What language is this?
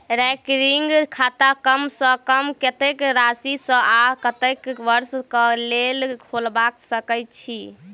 Maithili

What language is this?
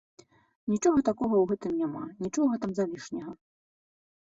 Belarusian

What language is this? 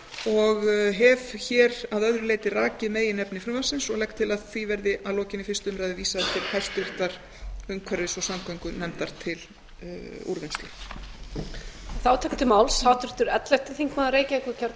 Icelandic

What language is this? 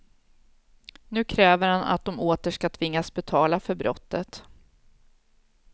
Swedish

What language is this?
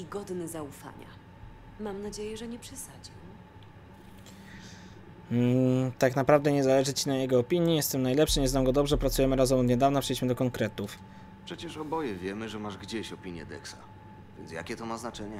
Polish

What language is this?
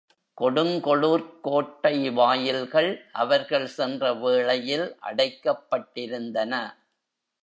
Tamil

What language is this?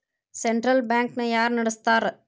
Kannada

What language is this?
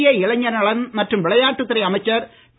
Tamil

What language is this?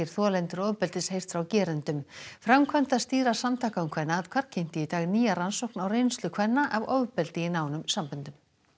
Icelandic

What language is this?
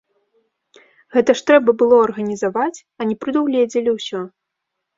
Belarusian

